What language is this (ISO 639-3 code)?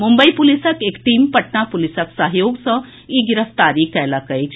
mai